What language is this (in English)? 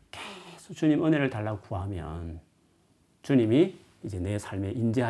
Korean